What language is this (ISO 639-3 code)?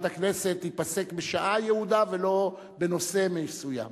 heb